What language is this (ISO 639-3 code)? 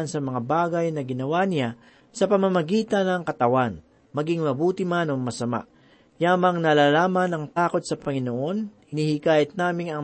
fil